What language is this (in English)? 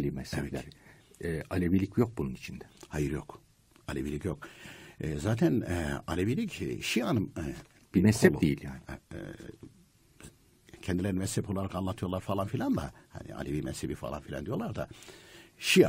Turkish